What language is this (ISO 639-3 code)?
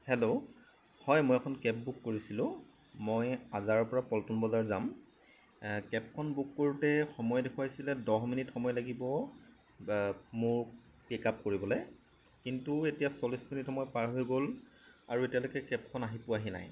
asm